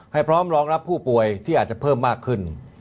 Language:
Thai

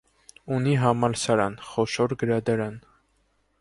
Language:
Armenian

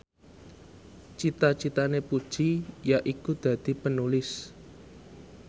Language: Javanese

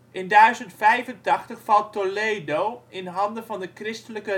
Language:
Dutch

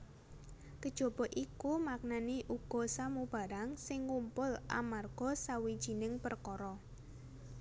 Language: Javanese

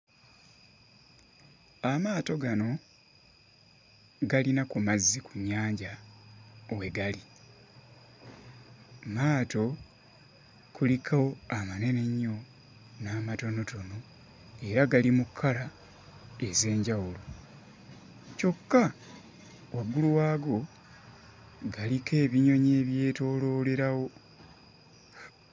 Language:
Ganda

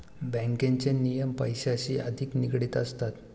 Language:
Marathi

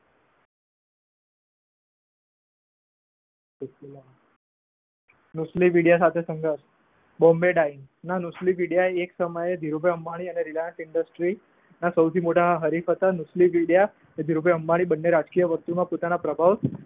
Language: Gujarati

